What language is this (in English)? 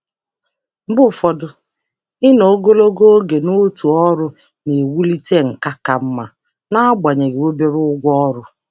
Igbo